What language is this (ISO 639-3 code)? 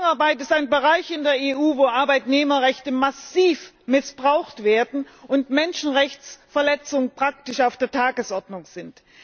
deu